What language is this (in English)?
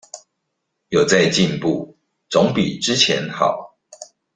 Chinese